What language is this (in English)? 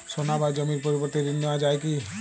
Bangla